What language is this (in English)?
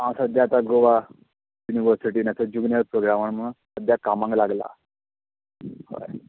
Konkani